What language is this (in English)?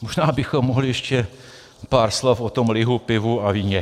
Czech